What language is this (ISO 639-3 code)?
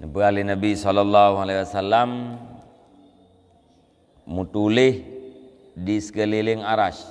msa